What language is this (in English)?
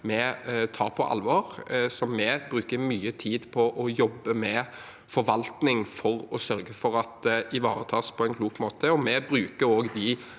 Norwegian